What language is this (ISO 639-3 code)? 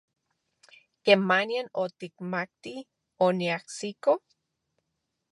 ncx